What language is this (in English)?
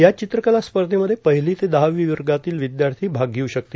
Marathi